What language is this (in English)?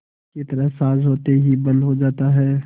Hindi